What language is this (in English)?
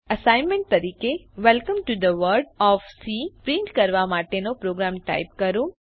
Gujarati